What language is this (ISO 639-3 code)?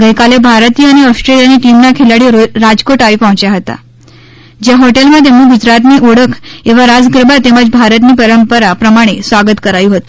guj